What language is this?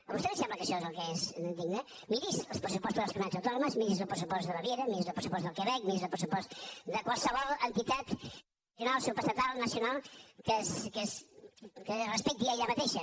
Catalan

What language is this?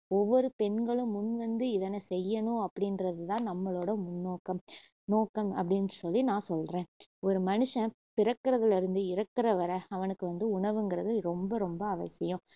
Tamil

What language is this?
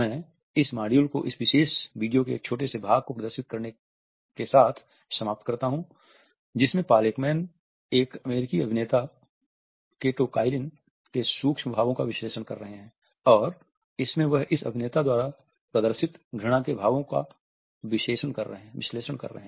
Hindi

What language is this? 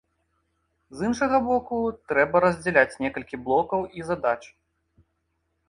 Belarusian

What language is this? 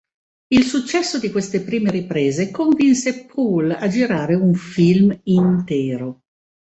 Italian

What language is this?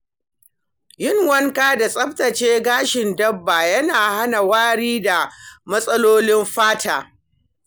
Hausa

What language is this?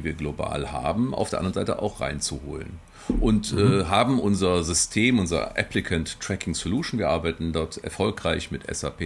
German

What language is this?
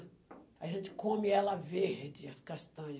Portuguese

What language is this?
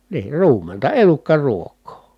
Finnish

